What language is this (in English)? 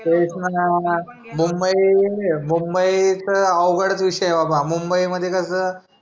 Marathi